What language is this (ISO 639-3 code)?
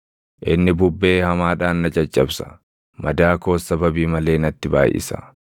orm